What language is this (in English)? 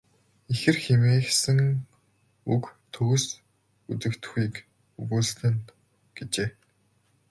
Mongolian